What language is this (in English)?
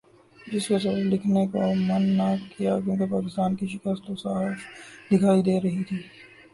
Urdu